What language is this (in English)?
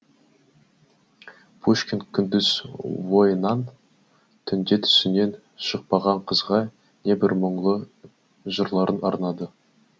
Kazakh